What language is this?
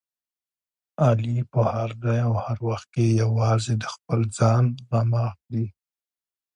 Pashto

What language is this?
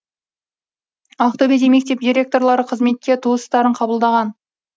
Kazakh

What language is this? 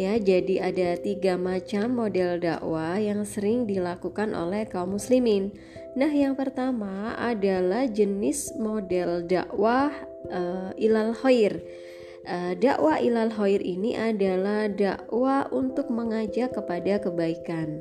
Indonesian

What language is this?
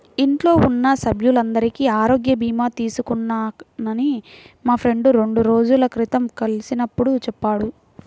Telugu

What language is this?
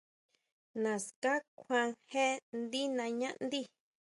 Huautla Mazatec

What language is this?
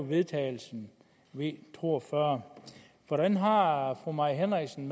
Danish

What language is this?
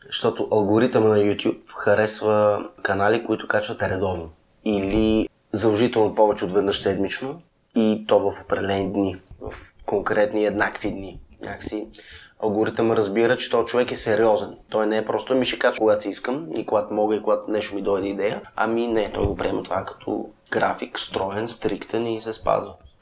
Bulgarian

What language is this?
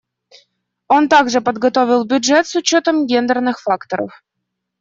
Russian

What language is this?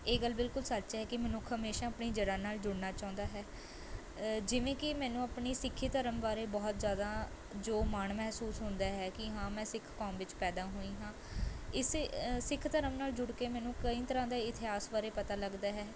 Punjabi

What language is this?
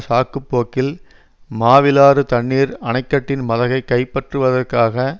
Tamil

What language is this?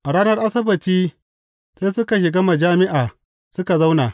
Hausa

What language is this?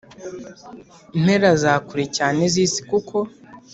Kinyarwanda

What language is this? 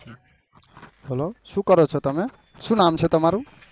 Gujarati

